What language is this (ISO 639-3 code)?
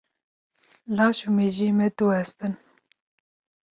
kur